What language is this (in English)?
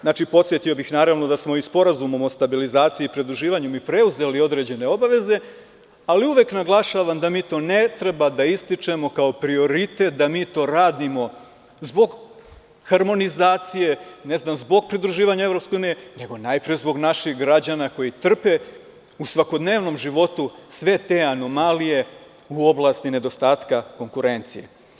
Serbian